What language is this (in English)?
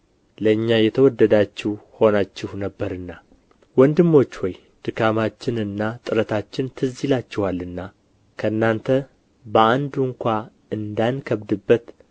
Amharic